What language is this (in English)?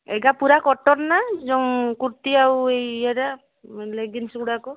Odia